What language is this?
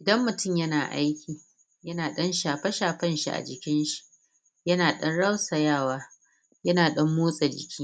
Hausa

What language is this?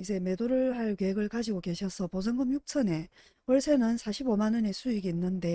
Korean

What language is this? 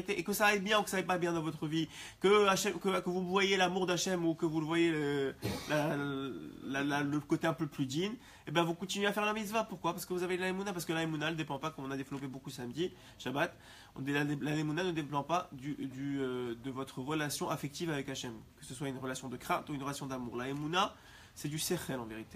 French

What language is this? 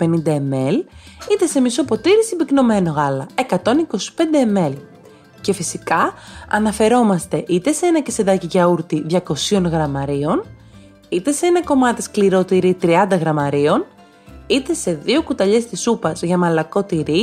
Greek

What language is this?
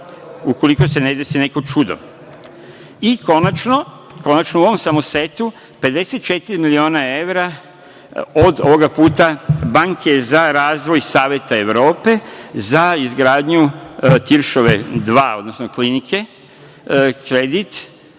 Serbian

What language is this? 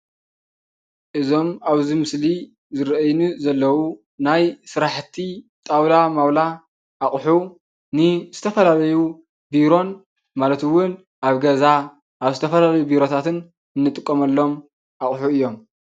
Tigrinya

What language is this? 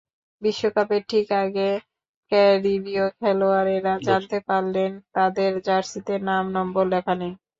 Bangla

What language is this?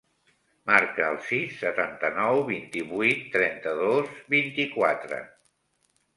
Catalan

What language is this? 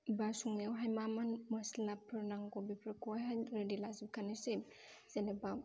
Bodo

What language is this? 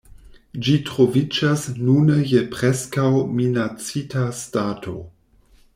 Esperanto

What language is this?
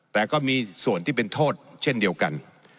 Thai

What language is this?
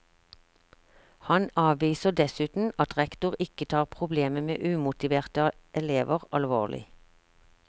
Norwegian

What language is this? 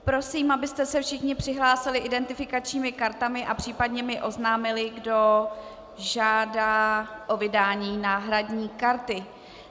Czech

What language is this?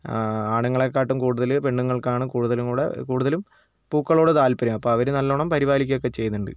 Malayalam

